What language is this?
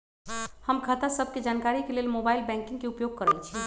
Magahi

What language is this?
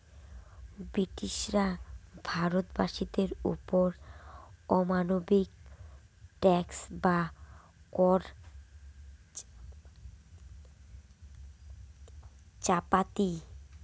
Bangla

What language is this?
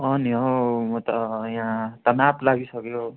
Nepali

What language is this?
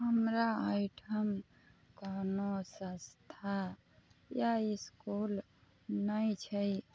Maithili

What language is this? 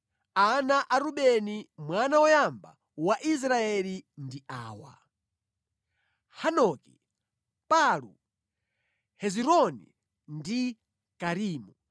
Nyanja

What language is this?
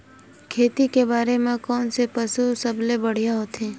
Chhattisgarhi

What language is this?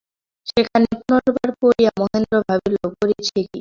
Bangla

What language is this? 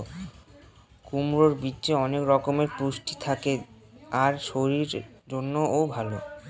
Bangla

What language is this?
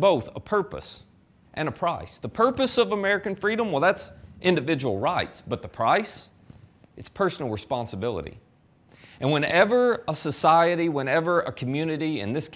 English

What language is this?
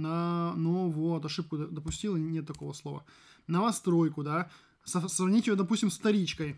Russian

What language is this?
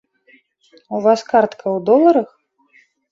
Belarusian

